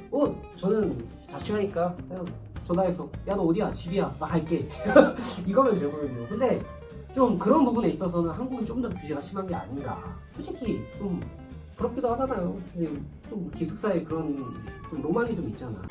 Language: Korean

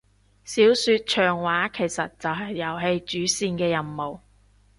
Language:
Cantonese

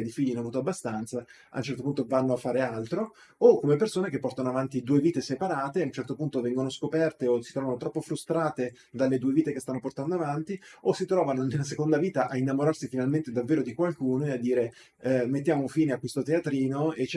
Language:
Italian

